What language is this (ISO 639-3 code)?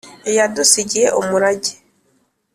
kin